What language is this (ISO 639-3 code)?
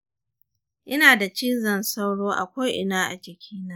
hau